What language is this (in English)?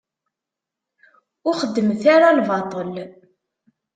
Kabyle